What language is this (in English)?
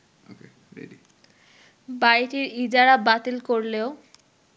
Bangla